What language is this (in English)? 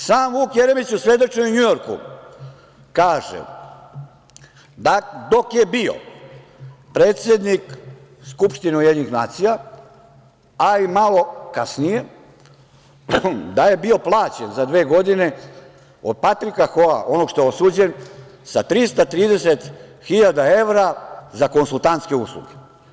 Serbian